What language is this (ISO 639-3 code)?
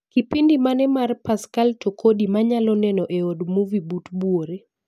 luo